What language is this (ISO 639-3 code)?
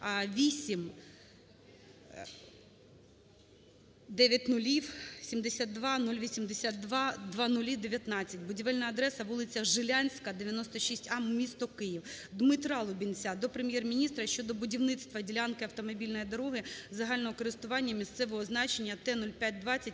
ukr